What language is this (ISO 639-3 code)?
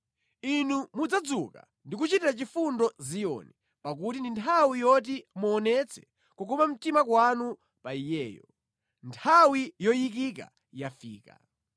nya